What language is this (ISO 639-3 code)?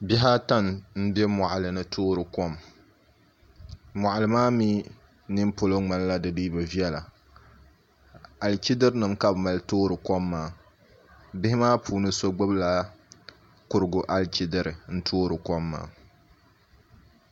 dag